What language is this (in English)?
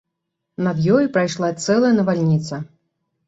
Belarusian